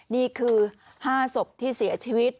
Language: Thai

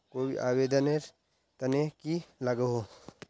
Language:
Magahi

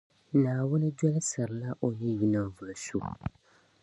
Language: Dagbani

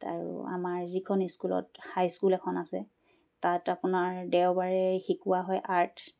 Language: Assamese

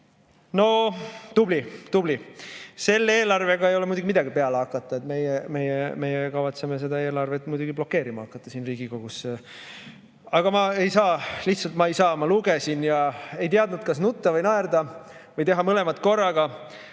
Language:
Estonian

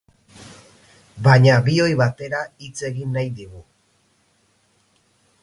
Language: Basque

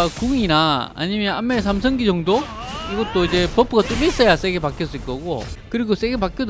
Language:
Korean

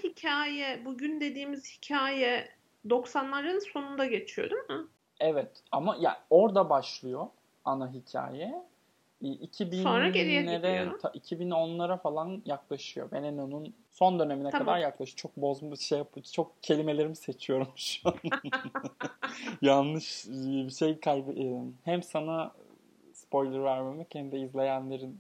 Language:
Turkish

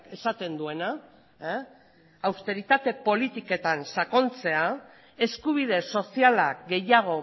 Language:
Basque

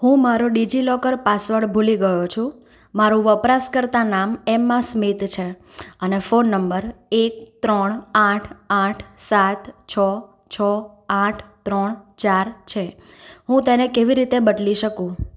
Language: Gujarati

